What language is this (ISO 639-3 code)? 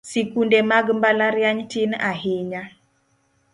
luo